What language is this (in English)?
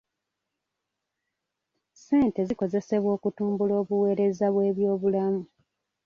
Ganda